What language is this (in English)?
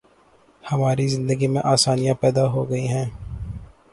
Urdu